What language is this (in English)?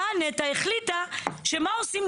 Hebrew